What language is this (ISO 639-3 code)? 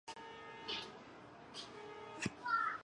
zho